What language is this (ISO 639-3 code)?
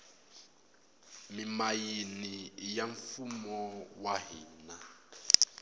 tso